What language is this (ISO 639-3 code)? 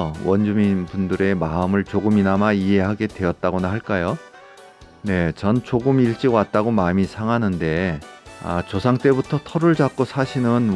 kor